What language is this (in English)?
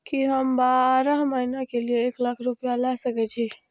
Maithili